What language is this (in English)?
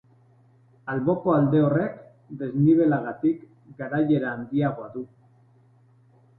Basque